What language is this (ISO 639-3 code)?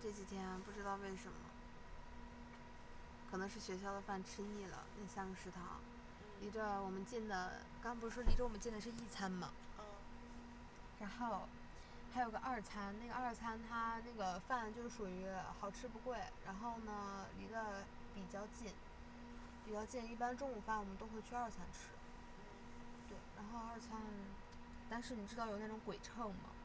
zho